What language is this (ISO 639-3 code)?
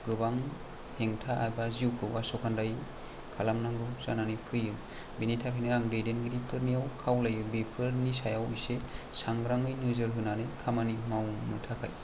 brx